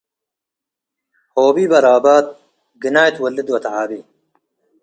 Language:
Tigre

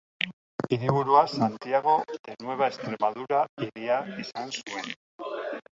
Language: Basque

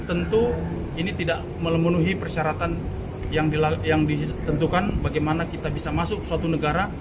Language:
Indonesian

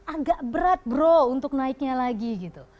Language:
Indonesian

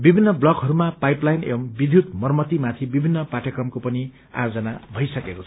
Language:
Nepali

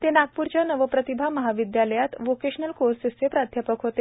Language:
Marathi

